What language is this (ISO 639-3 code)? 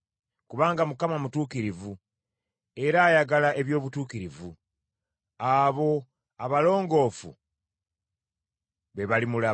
lug